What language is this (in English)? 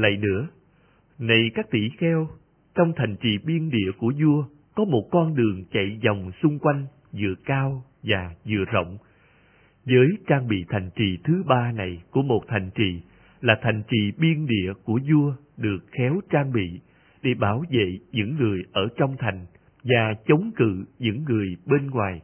Vietnamese